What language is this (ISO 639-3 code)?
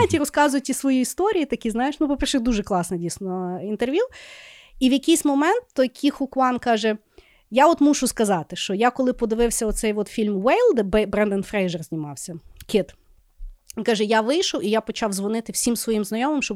ukr